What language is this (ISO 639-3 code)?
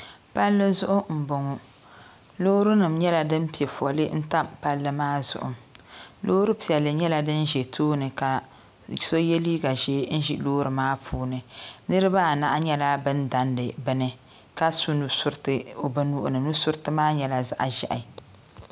dag